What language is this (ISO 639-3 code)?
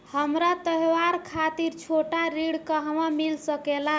bho